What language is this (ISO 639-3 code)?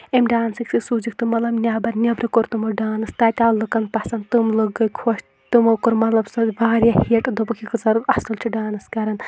kas